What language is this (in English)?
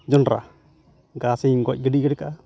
Santali